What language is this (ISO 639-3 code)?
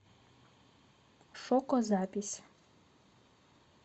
rus